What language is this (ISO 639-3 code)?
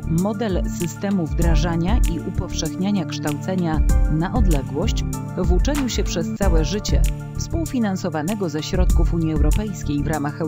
pol